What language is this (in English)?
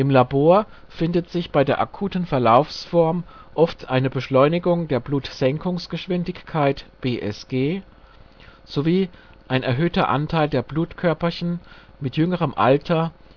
German